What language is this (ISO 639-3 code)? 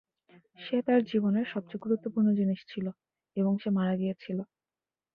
ben